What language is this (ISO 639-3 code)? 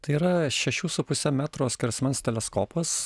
lit